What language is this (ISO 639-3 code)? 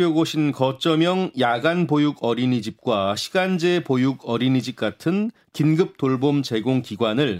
kor